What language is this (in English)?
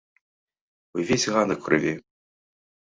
Belarusian